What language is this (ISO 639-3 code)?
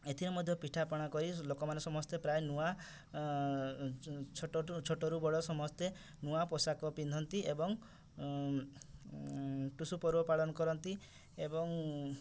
ori